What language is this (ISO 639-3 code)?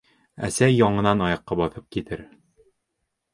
bak